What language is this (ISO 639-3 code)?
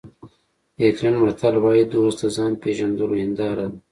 pus